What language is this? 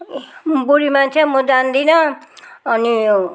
Nepali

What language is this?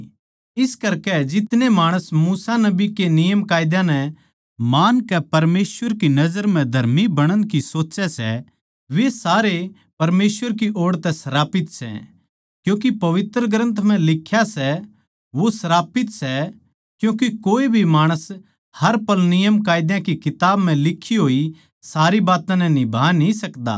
Haryanvi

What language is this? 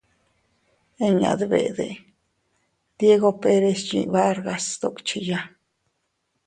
Teutila Cuicatec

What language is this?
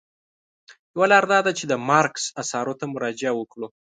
Pashto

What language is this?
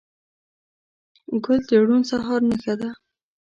Pashto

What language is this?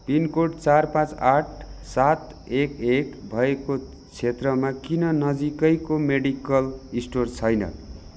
Nepali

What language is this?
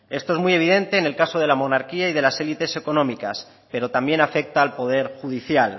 Spanish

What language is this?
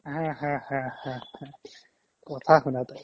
Assamese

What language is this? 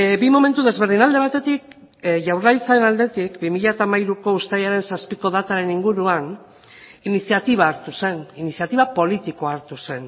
Basque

